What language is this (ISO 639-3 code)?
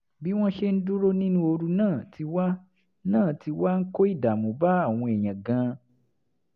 yor